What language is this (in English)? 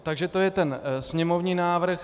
Czech